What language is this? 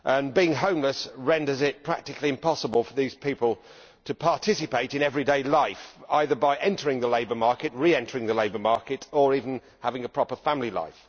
English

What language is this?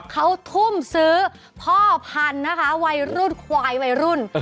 Thai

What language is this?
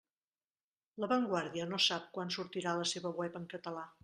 Catalan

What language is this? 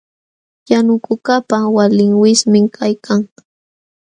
Jauja Wanca Quechua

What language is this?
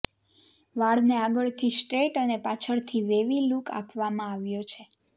Gujarati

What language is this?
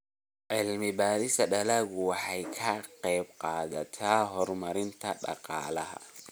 Somali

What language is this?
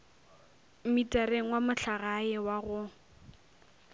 Northern Sotho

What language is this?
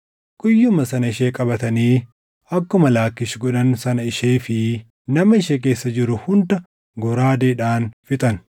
Oromo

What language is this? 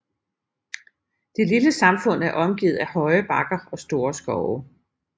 Danish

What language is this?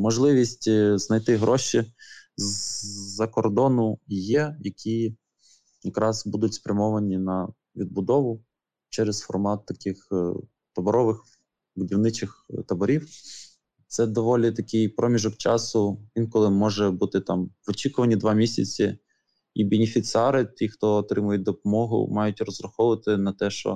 Ukrainian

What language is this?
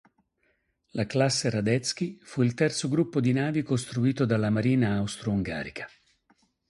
Italian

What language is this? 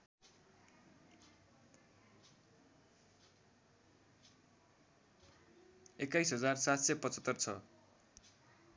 Nepali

